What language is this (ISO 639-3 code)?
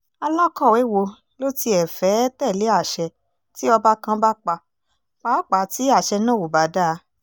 yor